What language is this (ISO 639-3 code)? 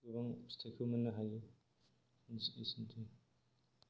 brx